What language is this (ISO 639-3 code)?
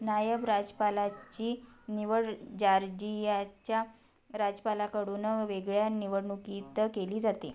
mar